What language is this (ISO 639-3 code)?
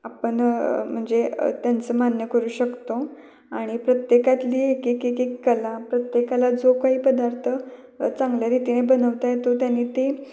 mar